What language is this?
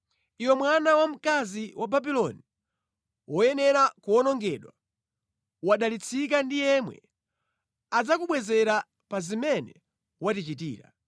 Nyanja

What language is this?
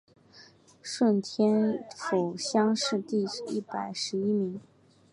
Chinese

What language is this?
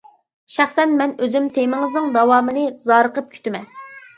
Uyghur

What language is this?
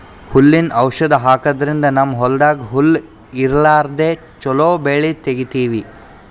Kannada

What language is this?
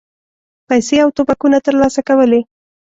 Pashto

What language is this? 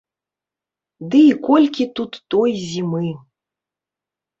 Belarusian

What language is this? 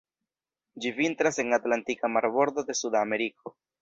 Esperanto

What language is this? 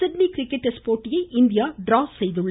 Tamil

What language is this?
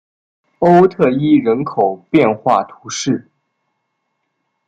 Chinese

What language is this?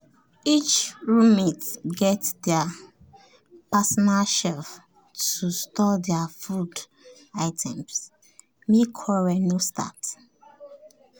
Nigerian Pidgin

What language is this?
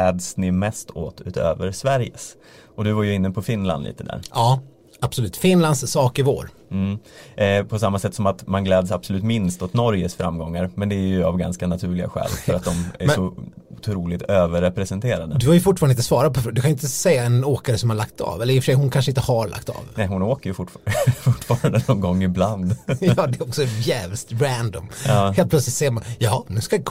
Swedish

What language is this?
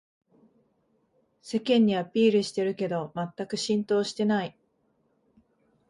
Japanese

